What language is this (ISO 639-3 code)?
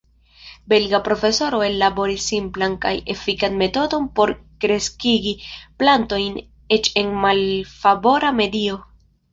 epo